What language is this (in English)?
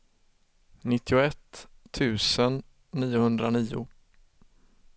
Swedish